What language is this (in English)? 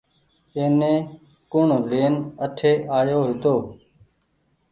Goaria